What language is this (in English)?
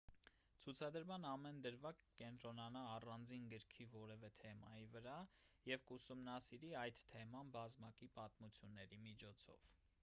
Armenian